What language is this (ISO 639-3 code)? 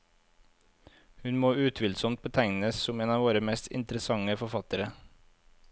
nor